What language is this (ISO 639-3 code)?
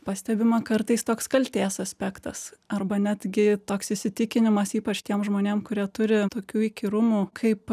lit